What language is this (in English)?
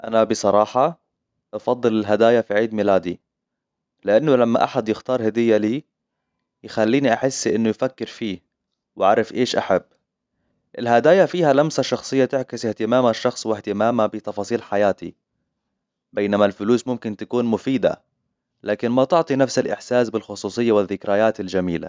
Hijazi Arabic